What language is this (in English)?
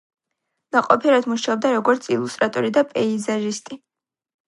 Georgian